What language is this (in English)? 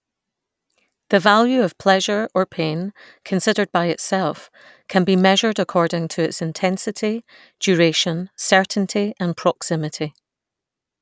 English